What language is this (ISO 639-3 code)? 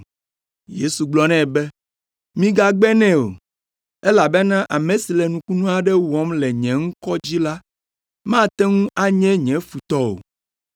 ewe